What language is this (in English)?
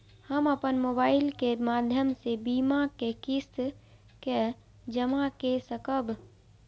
Maithili